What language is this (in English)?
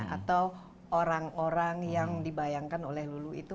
Indonesian